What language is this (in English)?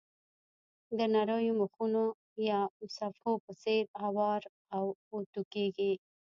Pashto